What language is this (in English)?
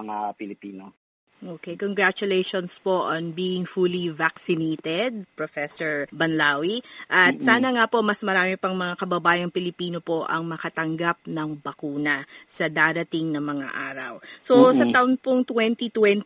Filipino